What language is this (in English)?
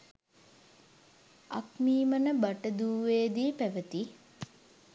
Sinhala